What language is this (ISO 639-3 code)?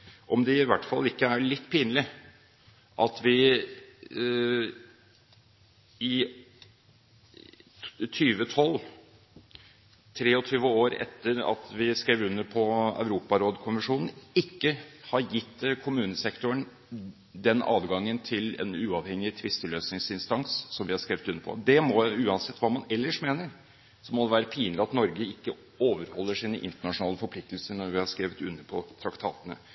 nob